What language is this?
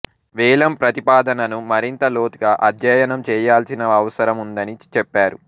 Telugu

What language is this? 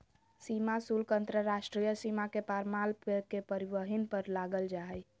Magahi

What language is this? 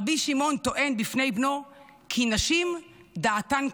Hebrew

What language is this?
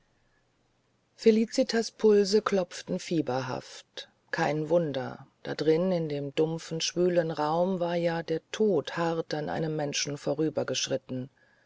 German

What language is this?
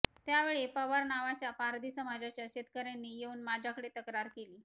Marathi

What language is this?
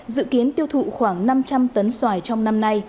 Vietnamese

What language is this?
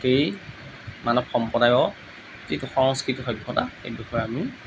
Assamese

